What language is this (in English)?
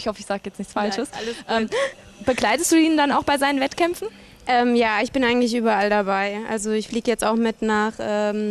German